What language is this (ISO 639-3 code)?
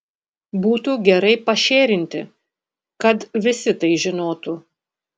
lit